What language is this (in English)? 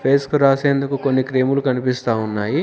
Telugu